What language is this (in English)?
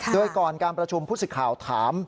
Thai